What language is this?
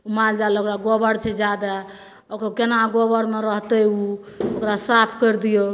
Maithili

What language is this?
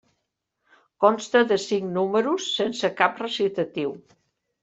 Catalan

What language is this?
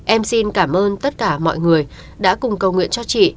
Vietnamese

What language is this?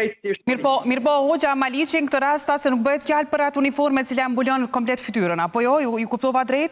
Romanian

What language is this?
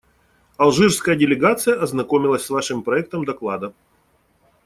Russian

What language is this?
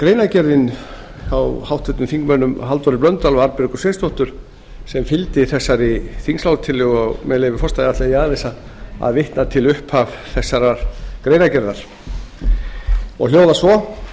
Icelandic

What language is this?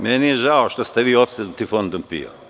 Serbian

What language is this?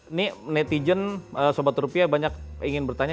Indonesian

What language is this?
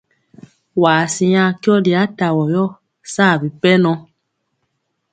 Mpiemo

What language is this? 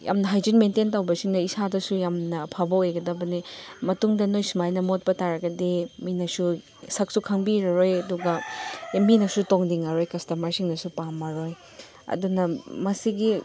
Manipuri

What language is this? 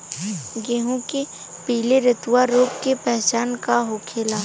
Bhojpuri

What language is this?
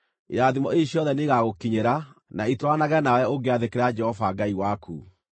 Kikuyu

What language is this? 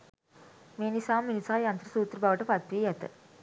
Sinhala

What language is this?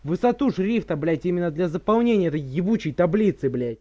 Russian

